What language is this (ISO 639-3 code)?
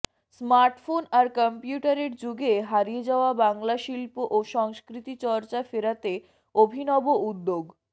ben